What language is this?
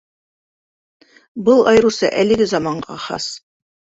Bashkir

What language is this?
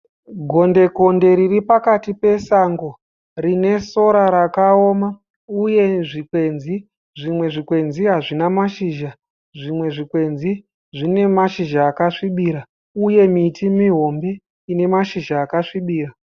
Shona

